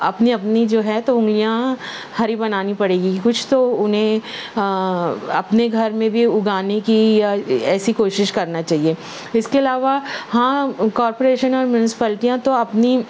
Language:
Urdu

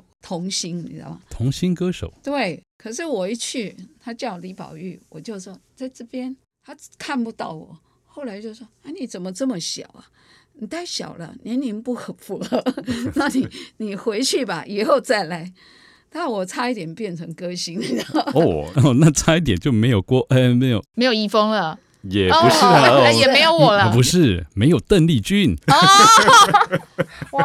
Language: Chinese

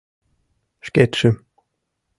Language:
Mari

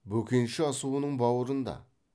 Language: Kazakh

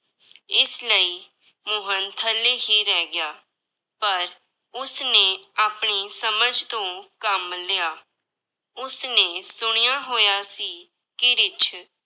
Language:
Punjabi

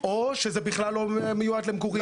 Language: Hebrew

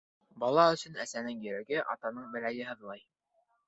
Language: Bashkir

